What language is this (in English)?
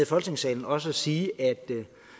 Danish